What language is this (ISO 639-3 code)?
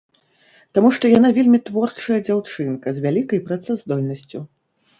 bel